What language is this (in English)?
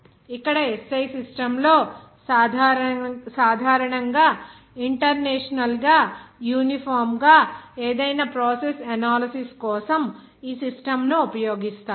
Telugu